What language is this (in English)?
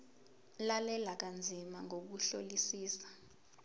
Zulu